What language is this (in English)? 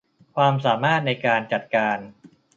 Thai